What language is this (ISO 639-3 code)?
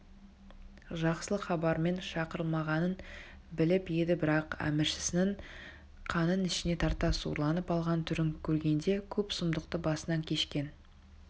kaz